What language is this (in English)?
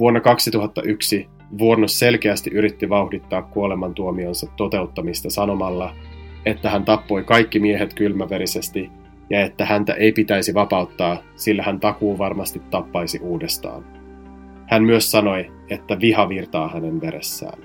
Finnish